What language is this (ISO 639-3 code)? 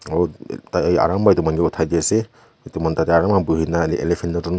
nag